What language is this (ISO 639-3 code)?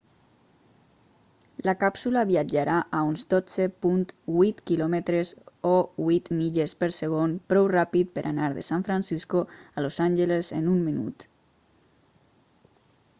cat